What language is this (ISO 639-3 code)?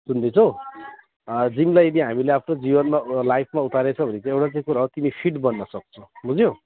nep